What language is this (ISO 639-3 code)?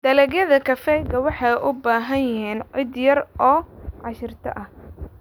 som